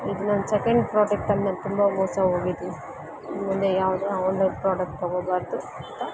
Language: Kannada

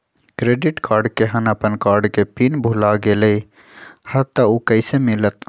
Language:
Magahi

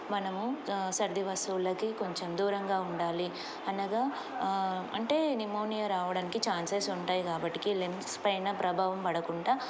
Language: Telugu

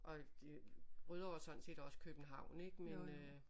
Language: Danish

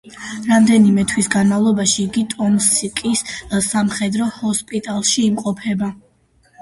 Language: Georgian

